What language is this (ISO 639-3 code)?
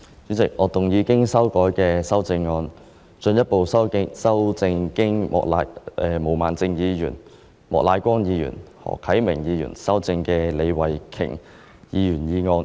yue